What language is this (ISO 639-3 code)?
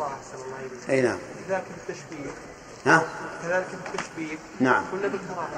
ara